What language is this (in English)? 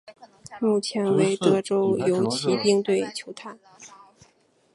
Chinese